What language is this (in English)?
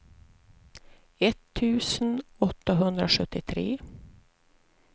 Swedish